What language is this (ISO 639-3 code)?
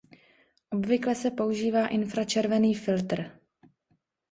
ces